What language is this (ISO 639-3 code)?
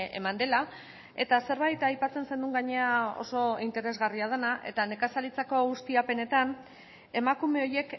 eus